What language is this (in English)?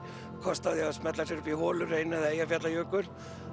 Icelandic